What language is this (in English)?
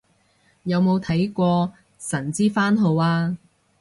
Cantonese